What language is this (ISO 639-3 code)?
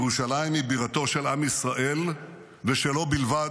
heb